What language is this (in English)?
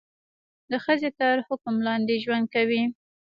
Pashto